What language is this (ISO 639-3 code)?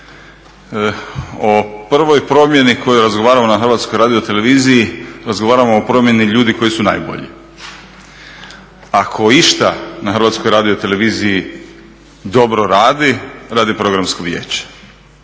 hrv